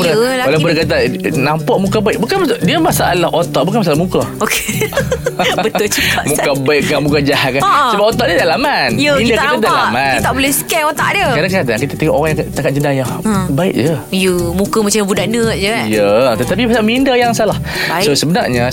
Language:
Malay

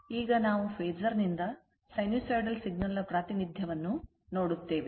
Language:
Kannada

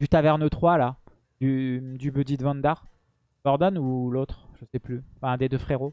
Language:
French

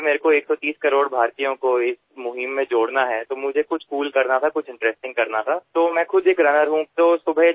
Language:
Assamese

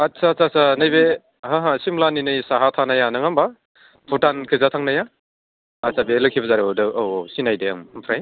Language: Bodo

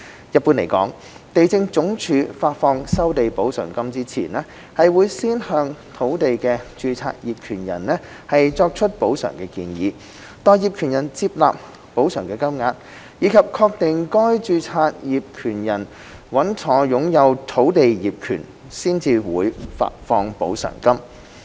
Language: Cantonese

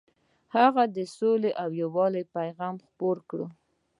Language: Pashto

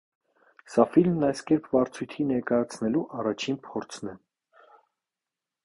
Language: Armenian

